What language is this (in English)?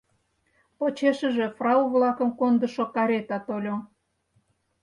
Mari